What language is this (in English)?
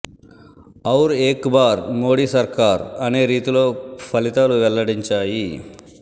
Telugu